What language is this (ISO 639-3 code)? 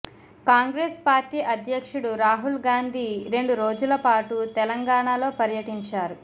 tel